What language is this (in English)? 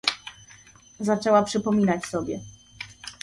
Polish